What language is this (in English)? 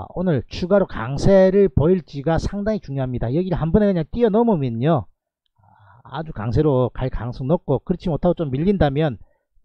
Korean